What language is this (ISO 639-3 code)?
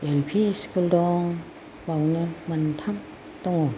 brx